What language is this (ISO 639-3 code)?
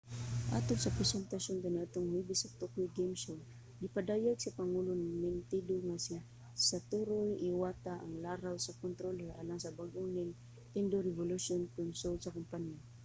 ceb